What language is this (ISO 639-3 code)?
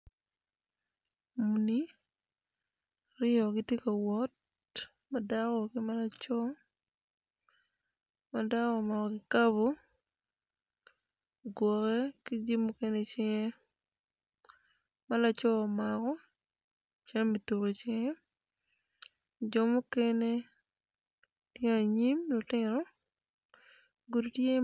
ach